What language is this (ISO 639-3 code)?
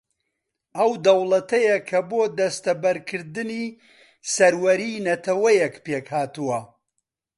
ckb